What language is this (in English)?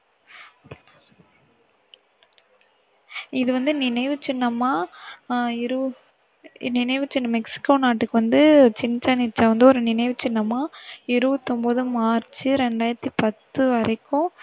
Tamil